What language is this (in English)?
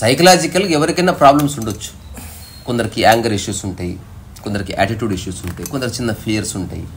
Telugu